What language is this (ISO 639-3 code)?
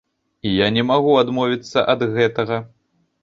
bel